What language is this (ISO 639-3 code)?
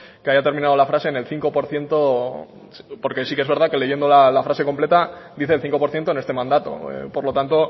spa